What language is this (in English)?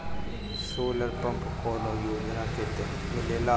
Bhojpuri